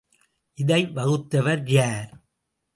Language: Tamil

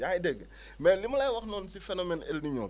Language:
Wolof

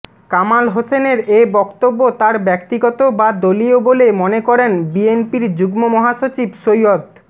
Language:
Bangla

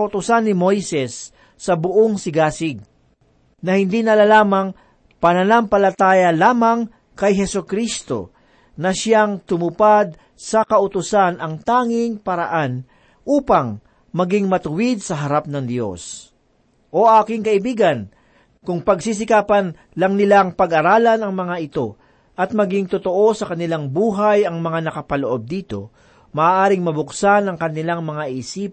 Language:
Filipino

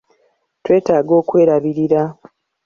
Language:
Ganda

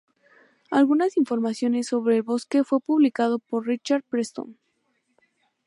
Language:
Spanish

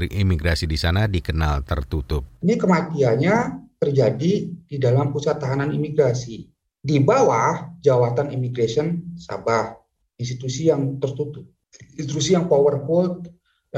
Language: Indonesian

